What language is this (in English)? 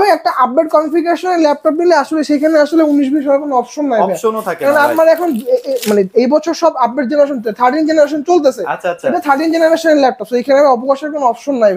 Bangla